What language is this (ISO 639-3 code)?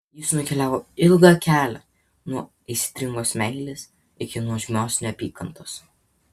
lit